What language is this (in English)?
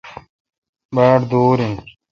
Kalkoti